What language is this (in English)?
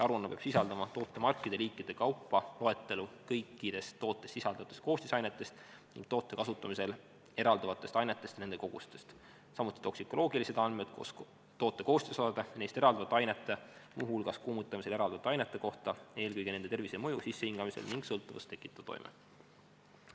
Estonian